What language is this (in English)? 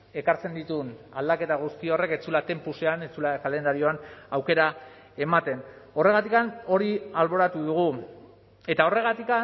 Basque